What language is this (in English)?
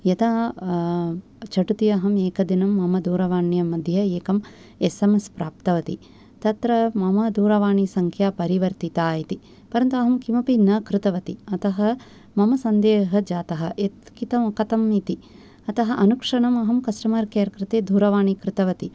Sanskrit